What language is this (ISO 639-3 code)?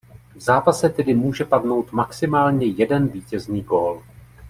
ces